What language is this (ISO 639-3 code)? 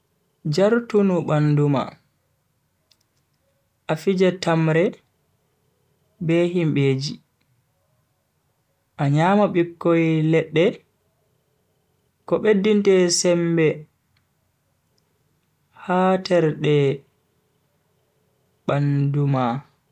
fui